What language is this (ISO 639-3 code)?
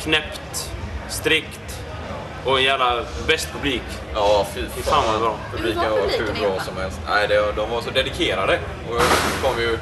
swe